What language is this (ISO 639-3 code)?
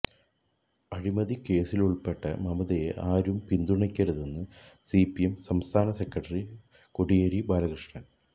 mal